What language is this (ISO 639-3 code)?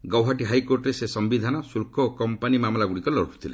ori